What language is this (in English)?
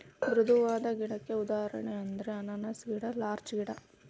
Kannada